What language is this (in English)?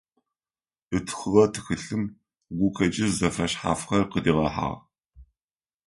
Adyghe